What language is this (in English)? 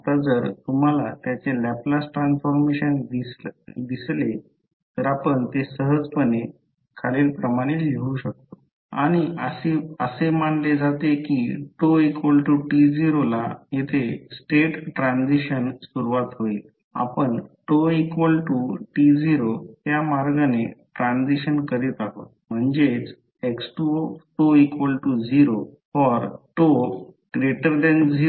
Marathi